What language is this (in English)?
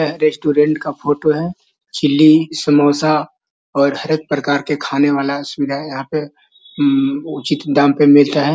Magahi